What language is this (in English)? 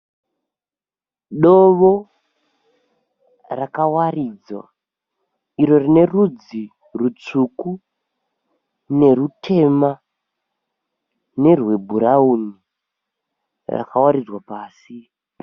Shona